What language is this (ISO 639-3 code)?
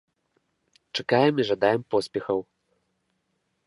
bel